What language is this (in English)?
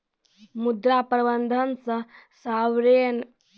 Maithili